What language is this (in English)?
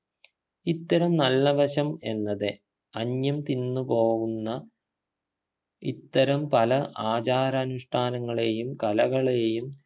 Malayalam